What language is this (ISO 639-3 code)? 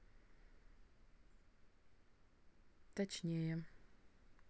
rus